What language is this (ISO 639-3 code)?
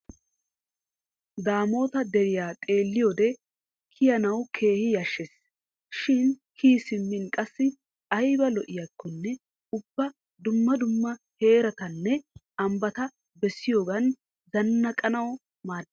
wal